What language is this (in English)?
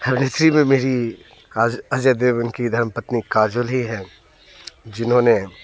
Hindi